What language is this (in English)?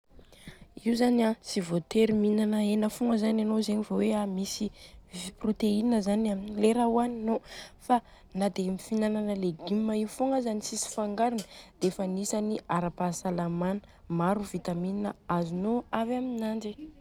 Southern Betsimisaraka Malagasy